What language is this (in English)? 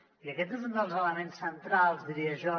Catalan